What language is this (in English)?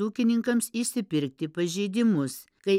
Lithuanian